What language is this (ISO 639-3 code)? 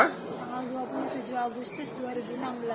ind